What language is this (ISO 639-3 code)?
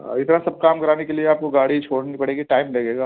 urd